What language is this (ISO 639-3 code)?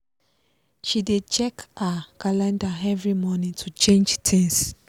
pcm